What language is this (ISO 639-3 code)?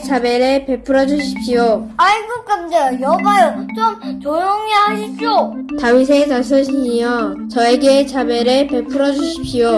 kor